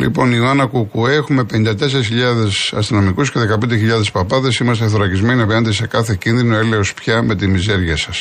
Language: Greek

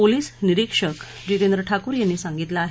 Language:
Marathi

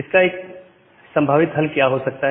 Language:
Hindi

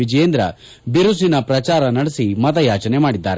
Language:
Kannada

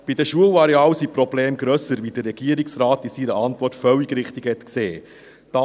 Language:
Swiss German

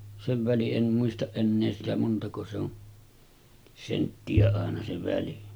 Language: Finnish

